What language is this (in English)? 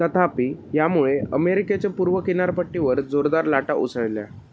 Marathi